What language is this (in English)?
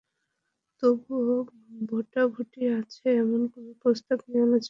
Bangla